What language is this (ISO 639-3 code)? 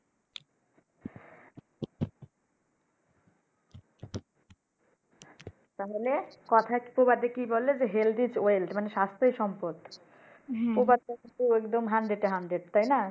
ben